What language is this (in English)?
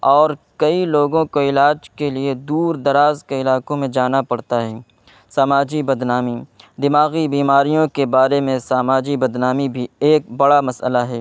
Urdu